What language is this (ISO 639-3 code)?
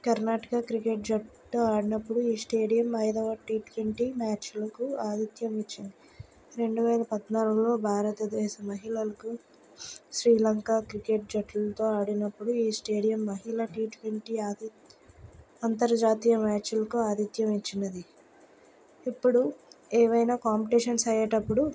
tel